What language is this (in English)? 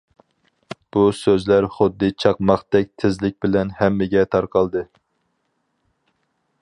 Uyghur